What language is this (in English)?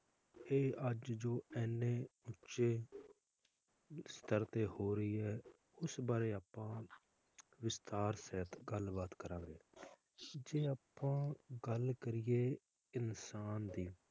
Punjabi